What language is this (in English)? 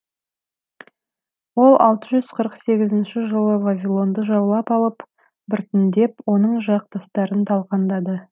Kazakh